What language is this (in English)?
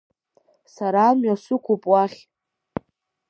Abkhazian